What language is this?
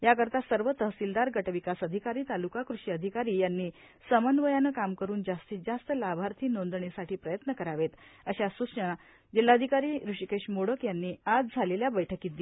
Marathi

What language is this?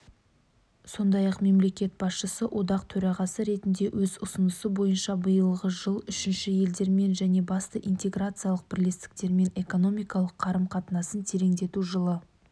Kazakh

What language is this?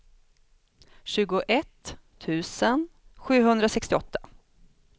Swedish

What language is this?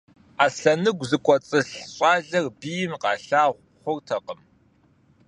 Kabardian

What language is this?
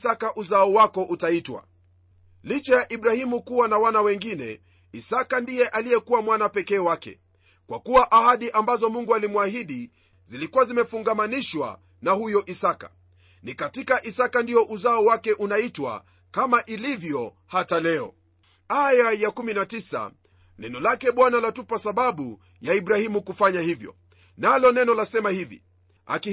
Swahili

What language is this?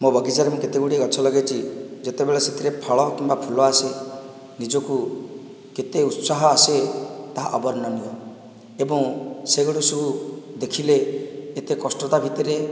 Odia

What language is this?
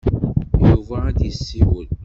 Kabyle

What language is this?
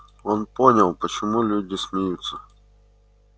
Russian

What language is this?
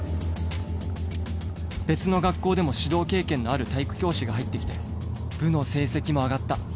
Japanese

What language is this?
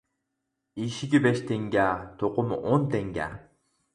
Uyghur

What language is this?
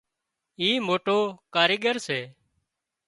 Wadiyara Koli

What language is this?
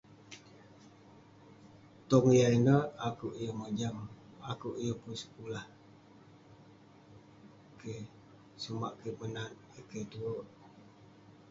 Western Penan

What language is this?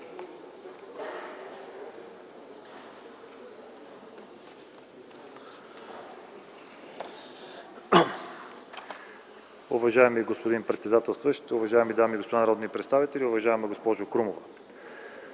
Bulgarian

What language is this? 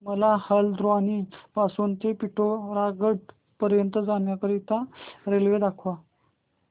Marathi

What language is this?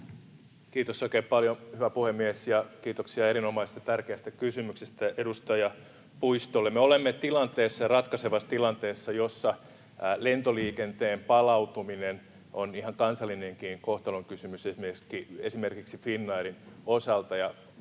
Finnish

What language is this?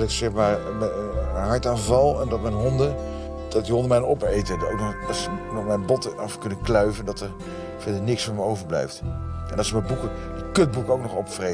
Dutch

